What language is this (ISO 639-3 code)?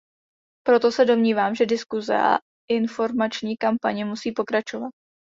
ces